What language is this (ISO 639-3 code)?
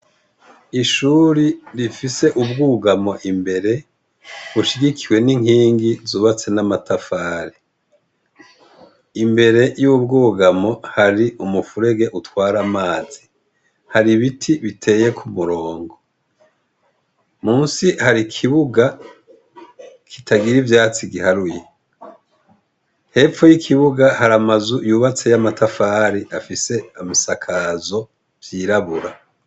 run